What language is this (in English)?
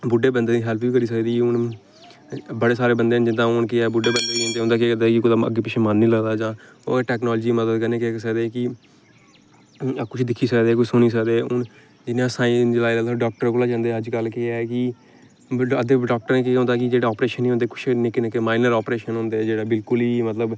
Dogri